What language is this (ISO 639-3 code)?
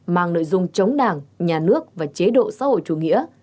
vie